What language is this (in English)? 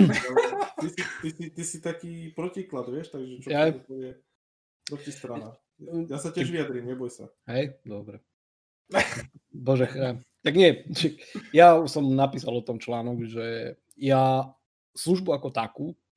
Slovak